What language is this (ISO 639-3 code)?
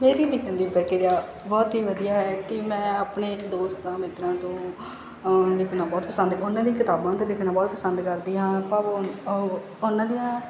pan